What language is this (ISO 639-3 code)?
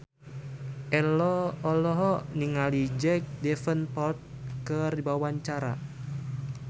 sun